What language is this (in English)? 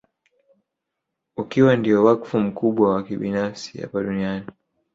Swahili